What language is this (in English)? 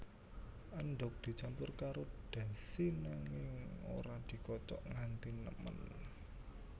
Javanese